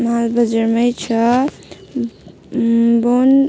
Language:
Nepali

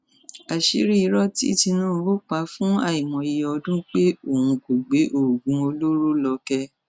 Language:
Yoruba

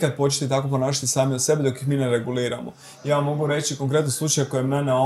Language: Croatian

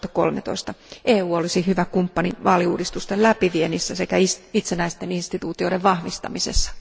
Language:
Finnish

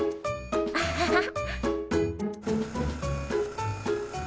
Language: Japanese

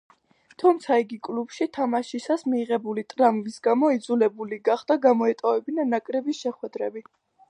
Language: Georgian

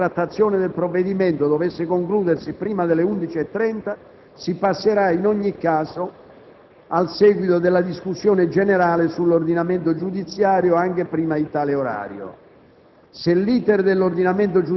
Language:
Italian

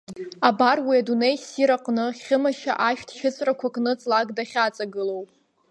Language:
Abkhazian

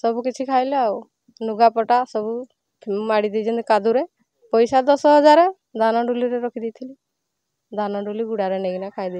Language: Bangla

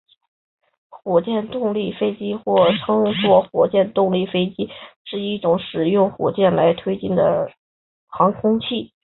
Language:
Chinese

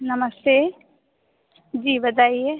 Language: Hindi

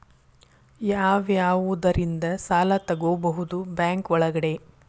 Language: Kannada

